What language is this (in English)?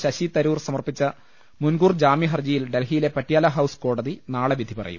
Malayalam